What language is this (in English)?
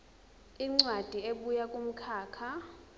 Zulu